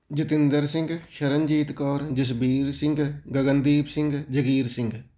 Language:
Punjabi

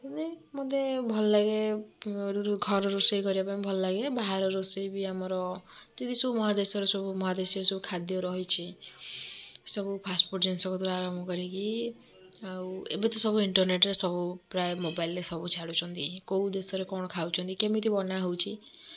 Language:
Odia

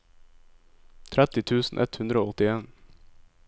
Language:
Norwegian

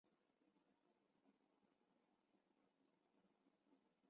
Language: Chinese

